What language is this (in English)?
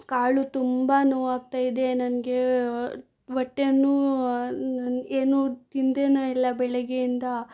Kannada